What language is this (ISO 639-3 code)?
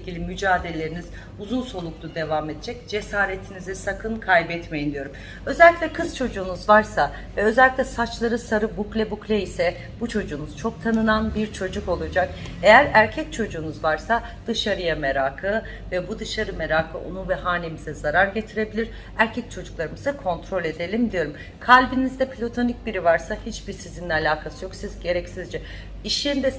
tur